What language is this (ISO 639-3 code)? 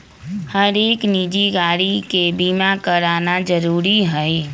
mag